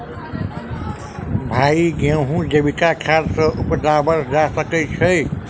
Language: Maithili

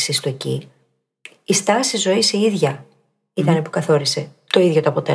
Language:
Greek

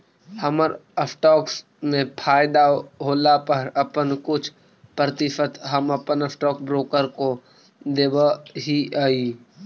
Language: Magahi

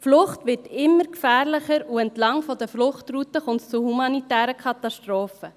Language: Swiss German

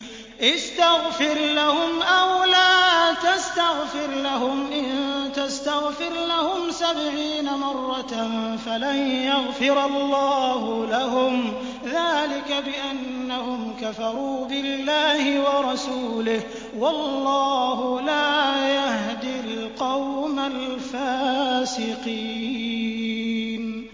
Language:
Arabic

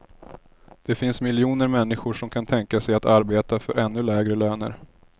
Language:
Swedish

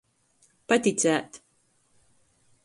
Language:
Latgalian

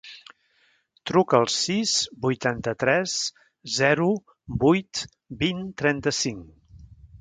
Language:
Catalan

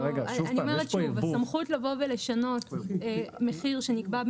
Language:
Hebrew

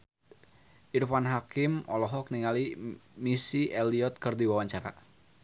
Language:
Sundanese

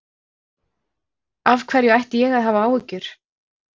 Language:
Icelandic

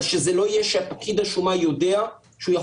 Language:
Hebrew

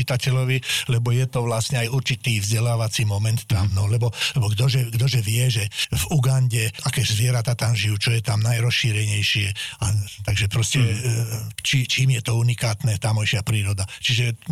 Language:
Slovak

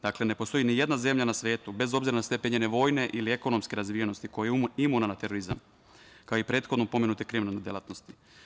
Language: Serbian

